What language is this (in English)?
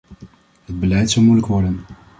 Dutch